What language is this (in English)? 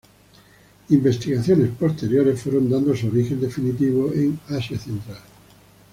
Spanish